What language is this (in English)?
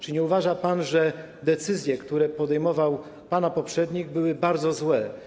Polish